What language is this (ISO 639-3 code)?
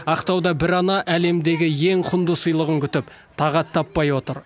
kaz